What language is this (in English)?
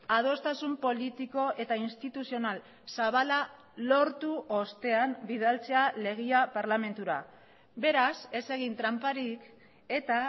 Basque